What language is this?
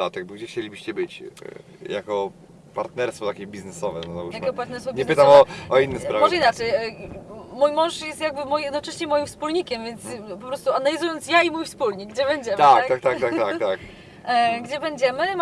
Polish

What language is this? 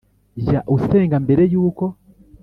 Kinyarwanda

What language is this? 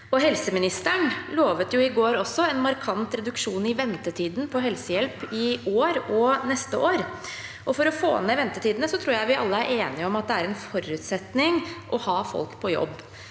Norwegian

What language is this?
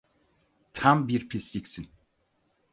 Turkish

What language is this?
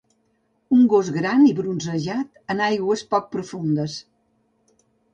Catalan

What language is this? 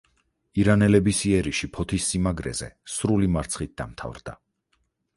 Georgian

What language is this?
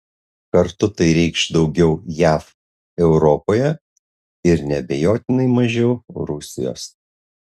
Lithuanian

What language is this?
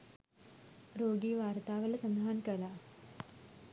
Sinhala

